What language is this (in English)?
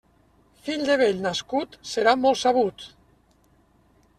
Catalan